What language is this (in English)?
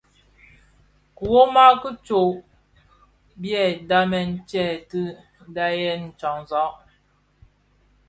Bafia